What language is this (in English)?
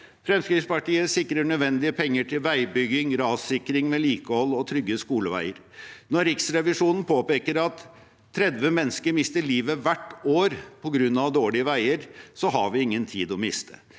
Norwegian